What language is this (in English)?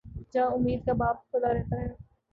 Urdu